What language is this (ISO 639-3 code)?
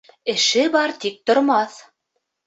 bak